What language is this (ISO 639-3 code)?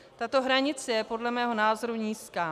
ces